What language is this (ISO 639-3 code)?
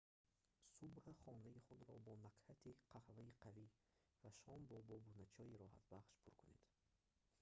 tgk